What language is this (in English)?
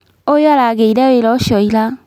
Kikuyu